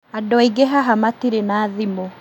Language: Kikuyu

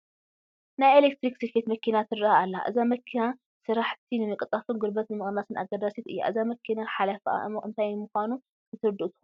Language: Tigrinya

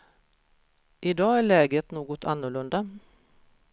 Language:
Swedish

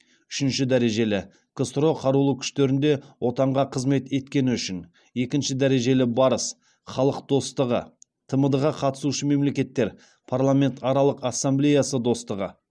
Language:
Kazakh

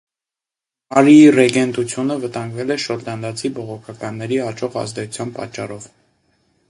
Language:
Armenian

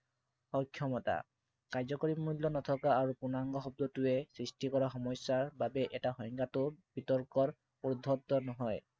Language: Assamese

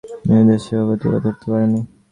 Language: Bangla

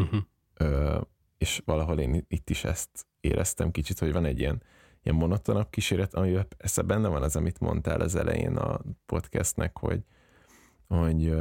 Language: Hungarian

